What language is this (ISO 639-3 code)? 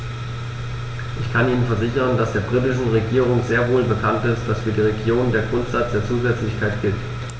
deu